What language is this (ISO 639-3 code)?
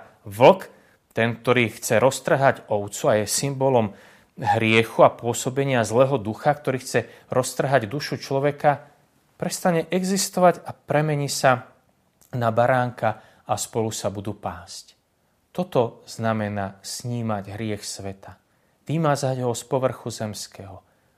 slk